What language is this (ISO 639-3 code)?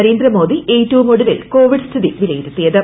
mal